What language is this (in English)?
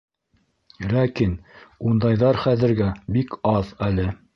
Bashkir